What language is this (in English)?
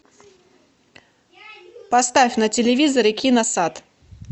Russian